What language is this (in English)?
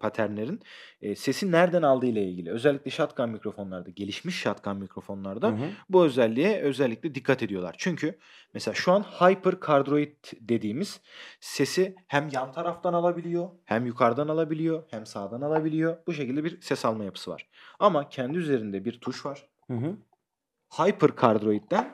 Turkish